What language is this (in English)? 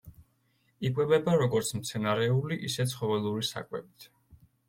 Georgian